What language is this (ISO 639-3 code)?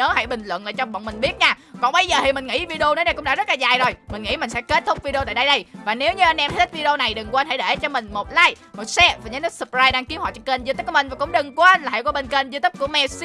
vie